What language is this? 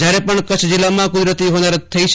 Gujarati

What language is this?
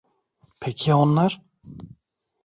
Turkish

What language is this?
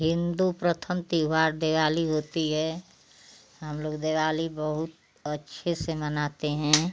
Hindi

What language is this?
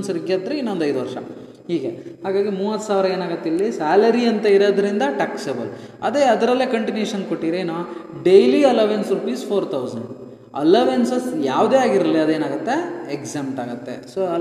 Kannada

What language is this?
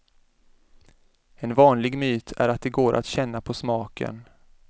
Swedish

